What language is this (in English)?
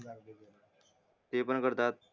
Marathi